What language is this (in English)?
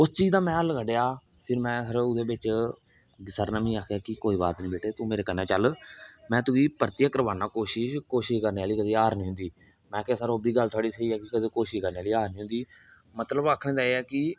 Dogri